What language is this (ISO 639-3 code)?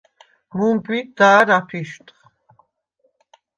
sva